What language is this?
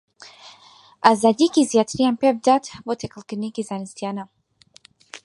Central Kurdish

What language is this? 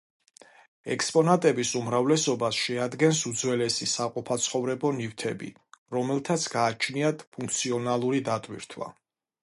Georgian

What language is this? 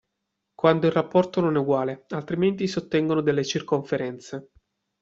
Italian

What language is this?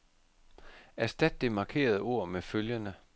Danish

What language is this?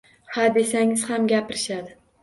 Uzbek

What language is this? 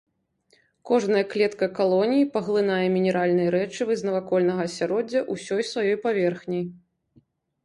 Belarusian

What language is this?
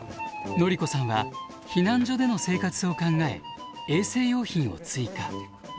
Japanese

